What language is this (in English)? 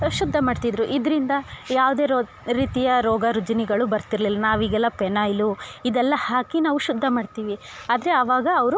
Kannada